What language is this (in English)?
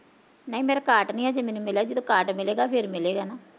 Punjabi